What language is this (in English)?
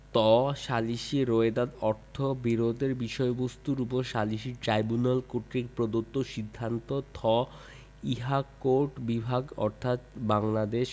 Bangla